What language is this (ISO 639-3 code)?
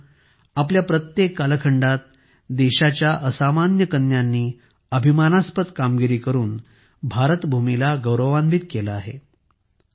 mar